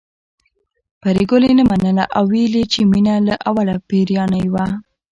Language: Pashto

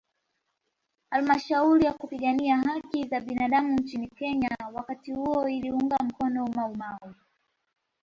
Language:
Swahili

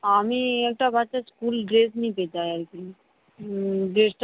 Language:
Bangla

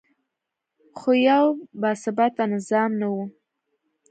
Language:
Pashto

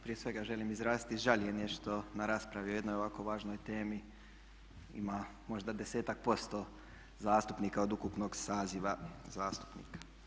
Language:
Croatian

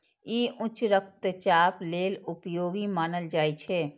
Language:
Maithili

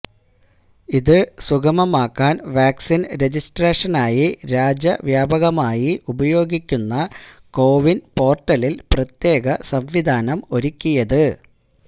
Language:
Malayalam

